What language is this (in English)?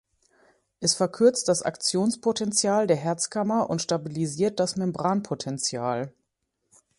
German